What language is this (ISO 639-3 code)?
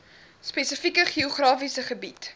afr